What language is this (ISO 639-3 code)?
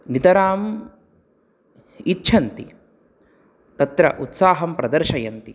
san